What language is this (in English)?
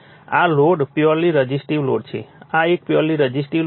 Gujarati